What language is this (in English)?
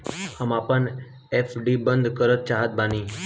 Bhojpuri